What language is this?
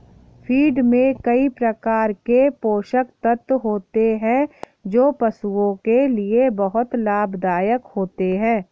Hindi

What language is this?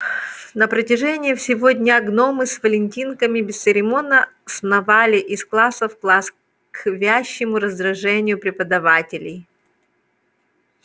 Russian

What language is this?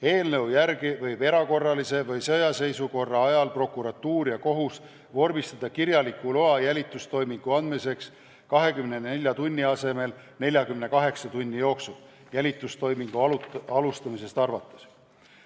Estonian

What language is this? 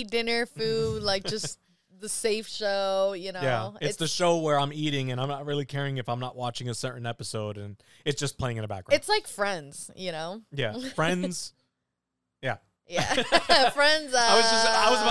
English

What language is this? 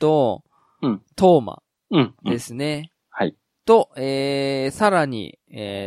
Japanese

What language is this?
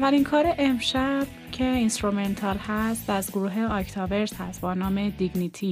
Persian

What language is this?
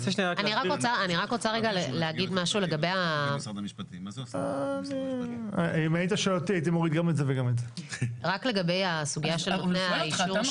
Hebrew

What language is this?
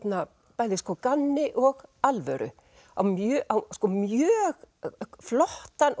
Icelandic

